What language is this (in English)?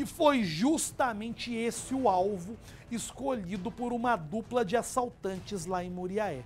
Portuguese